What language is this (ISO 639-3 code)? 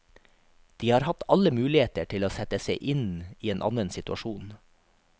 nor